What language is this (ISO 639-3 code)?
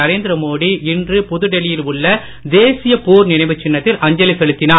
tam